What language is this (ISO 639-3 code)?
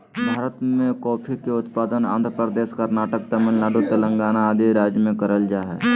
mag